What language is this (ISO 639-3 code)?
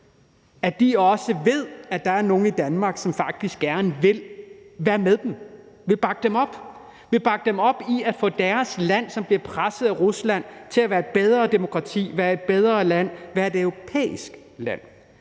dan